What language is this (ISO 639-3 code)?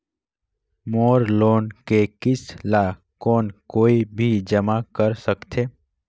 hne